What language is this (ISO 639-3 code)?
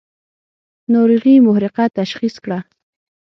pus